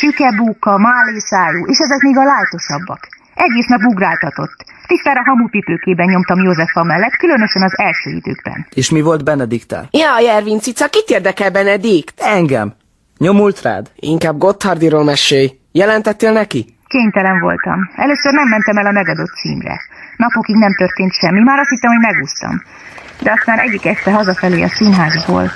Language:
Hungarian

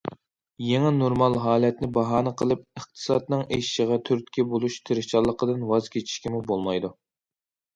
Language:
Uyghur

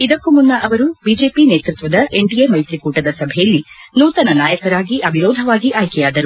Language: Kannada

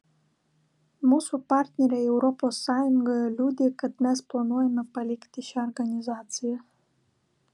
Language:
Lithuanian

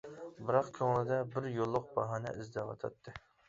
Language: Uyghur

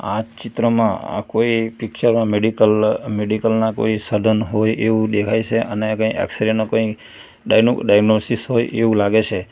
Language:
Gujarati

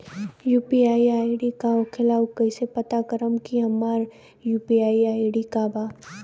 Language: Bhojpuri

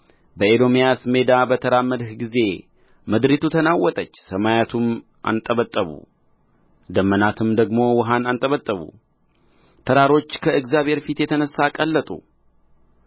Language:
Amharic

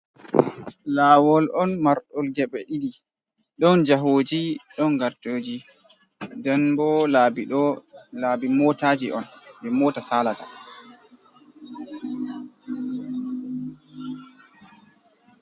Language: Fula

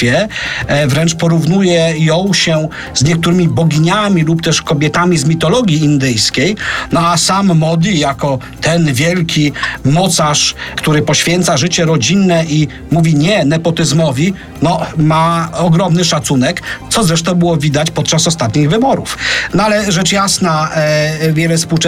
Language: Polish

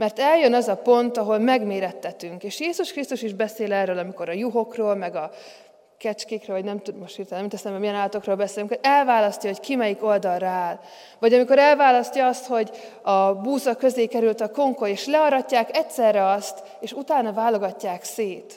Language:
Hungarian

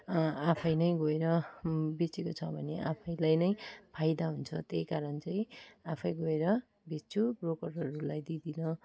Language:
Nepali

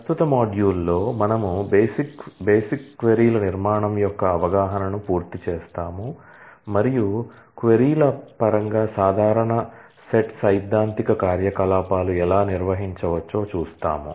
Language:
Telugu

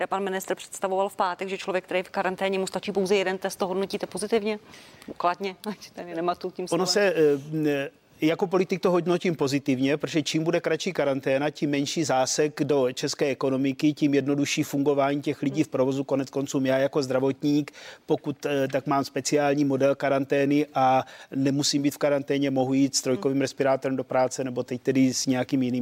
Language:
Czech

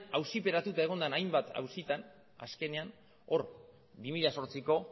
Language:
Basque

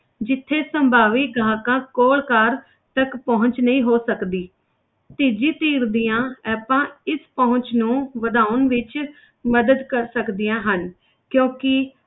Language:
Punjabi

